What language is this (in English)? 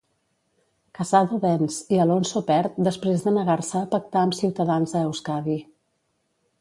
Catalan